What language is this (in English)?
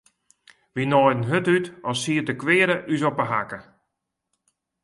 Western Frisian